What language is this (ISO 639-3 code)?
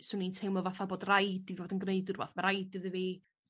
cym